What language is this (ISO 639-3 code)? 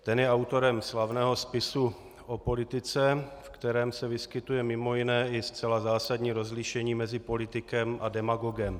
ces